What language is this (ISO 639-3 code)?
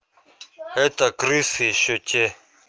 rus